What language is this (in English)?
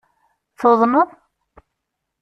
Kabyle